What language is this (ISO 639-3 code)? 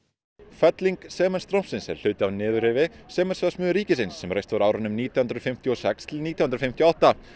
isl